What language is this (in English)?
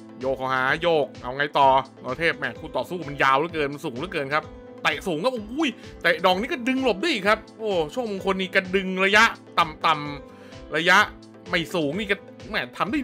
Thai